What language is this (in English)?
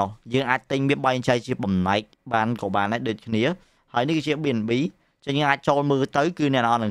Vietnamese